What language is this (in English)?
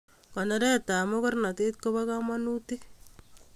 Kalenjin